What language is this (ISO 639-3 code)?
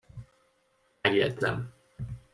hun